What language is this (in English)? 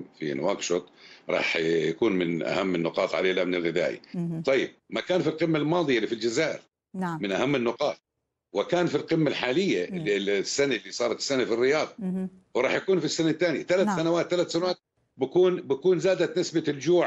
Arabic